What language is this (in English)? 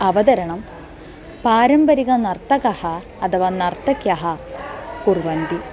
Sanskrit